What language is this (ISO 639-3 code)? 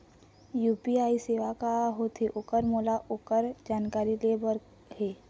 hne